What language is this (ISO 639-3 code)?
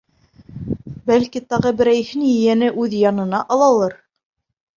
bak